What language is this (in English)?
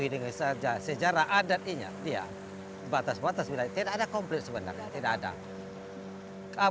Indonesian